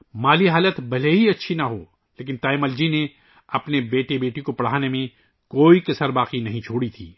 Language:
Urdu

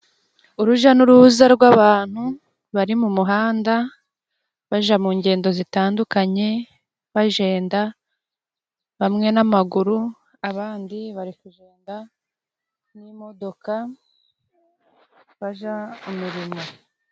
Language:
Kinyarwanda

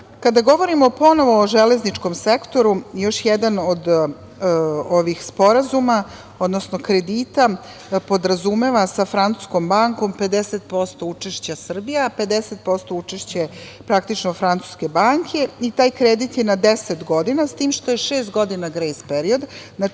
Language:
Serbian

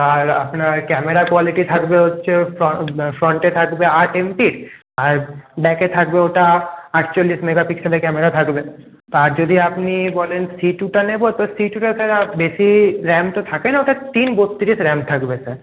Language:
Bangla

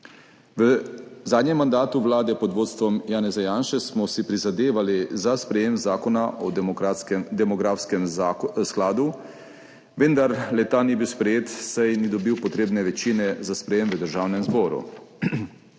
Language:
Slovenian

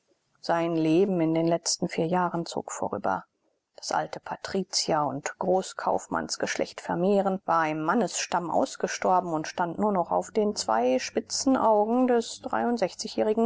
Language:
German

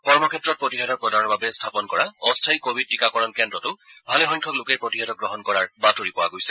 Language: Assamese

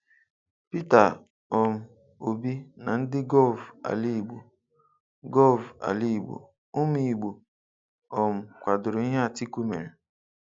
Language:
Igbo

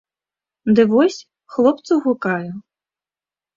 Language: Belarusian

